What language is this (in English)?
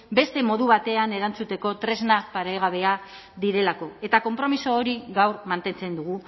Basque